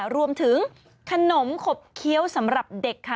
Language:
Thai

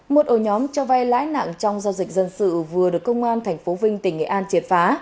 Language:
Vietnamese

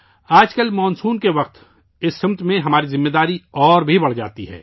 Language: Urdu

